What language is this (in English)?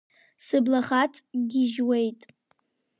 Abkhazian